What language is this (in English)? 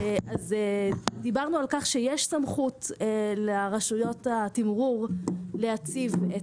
Hebrew